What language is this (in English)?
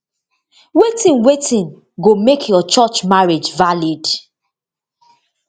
Nigerian Pidgin